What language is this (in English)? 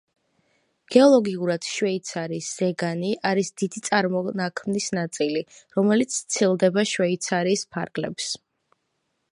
Georgian